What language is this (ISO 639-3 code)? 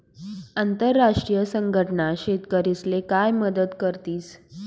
mar